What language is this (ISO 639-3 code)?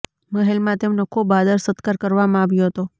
guj